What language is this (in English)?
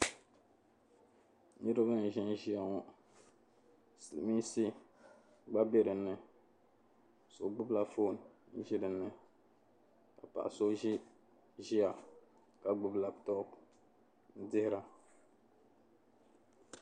Dagbani